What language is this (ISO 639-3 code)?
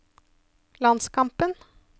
nor